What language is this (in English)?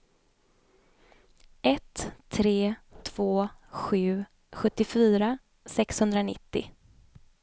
Swedish